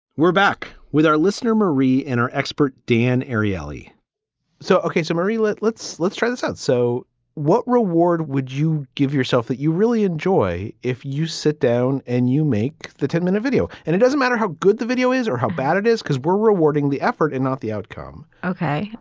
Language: English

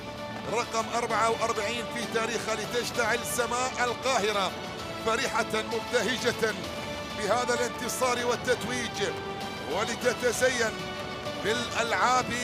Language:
Arabic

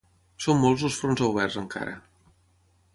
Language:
Catalan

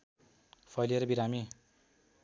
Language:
Nepali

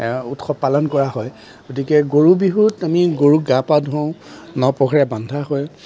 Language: Assamese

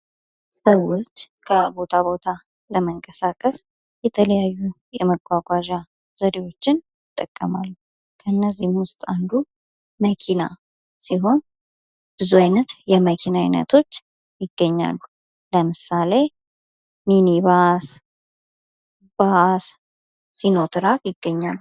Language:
Amharic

